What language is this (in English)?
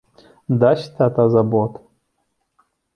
Belarusian